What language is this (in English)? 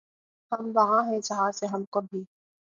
Urdu